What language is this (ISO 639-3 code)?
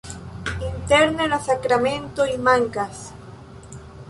epo